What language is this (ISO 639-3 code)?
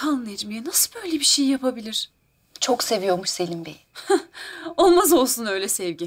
tur